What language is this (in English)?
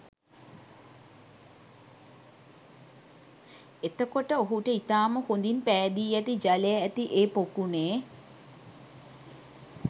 Sinhala